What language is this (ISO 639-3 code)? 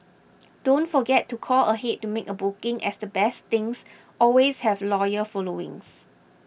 eng